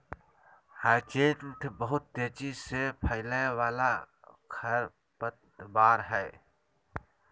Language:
Magahi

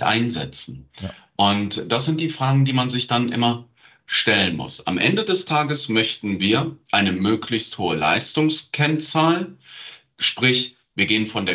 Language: German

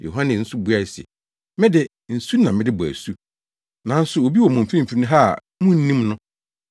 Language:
Akan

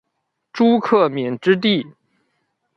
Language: Chinese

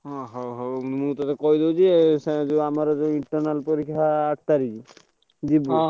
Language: Odia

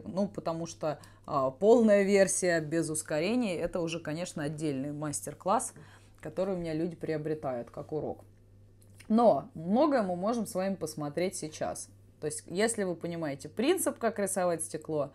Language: Russian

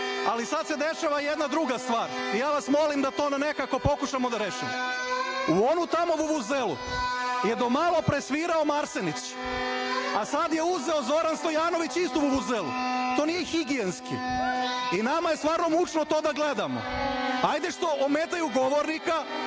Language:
Serbian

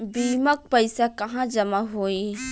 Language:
Bhojpuri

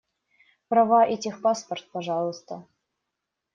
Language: Russian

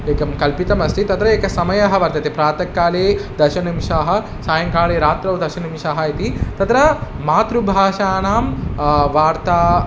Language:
Sanskrit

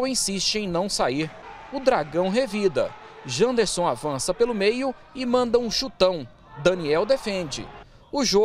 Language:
Portuguese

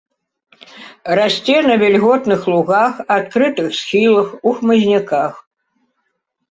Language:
Belarusian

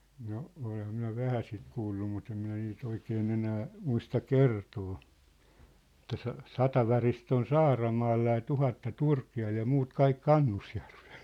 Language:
Finnish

